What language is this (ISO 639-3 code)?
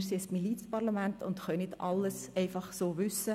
gsw